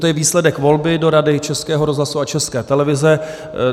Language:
Czech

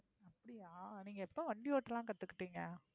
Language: Tamil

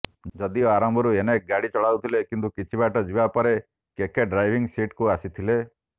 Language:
Odia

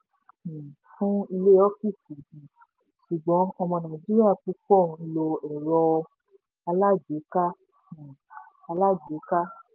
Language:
Yoruba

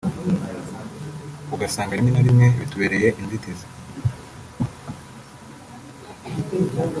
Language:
Kinyarwanda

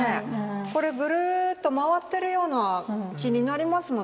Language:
Japanese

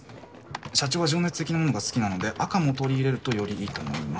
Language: Japanese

